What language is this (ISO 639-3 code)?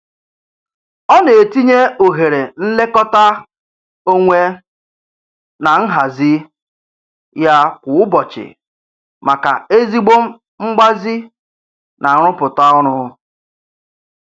ibo